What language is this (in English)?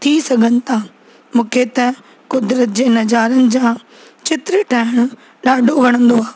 Sindhi